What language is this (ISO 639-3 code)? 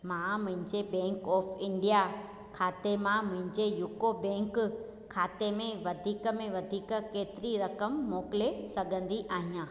snd